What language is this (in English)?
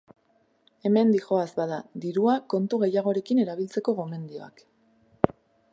Basque